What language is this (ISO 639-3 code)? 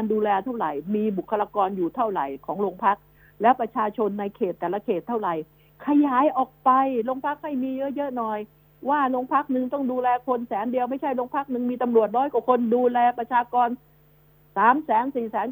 tha